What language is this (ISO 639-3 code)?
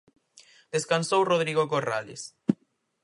glg